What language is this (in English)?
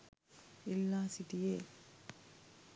Sinhala